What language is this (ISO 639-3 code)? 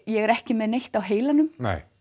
isl